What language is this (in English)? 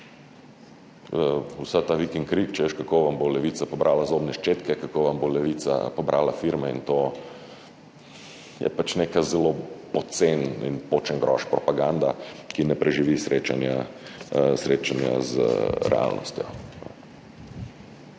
Slovenian